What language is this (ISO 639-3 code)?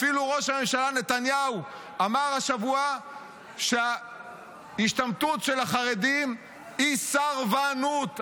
heb